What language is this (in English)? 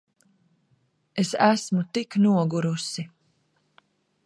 Latvian